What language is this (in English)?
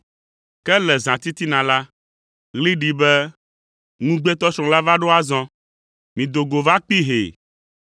Ewe